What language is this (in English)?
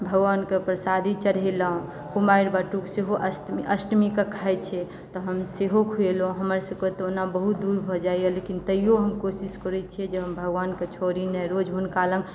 Maithili